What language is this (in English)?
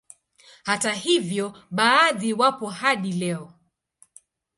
Swahili